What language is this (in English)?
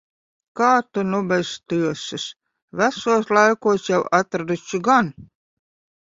Latvian